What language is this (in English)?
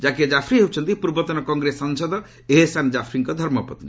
Odia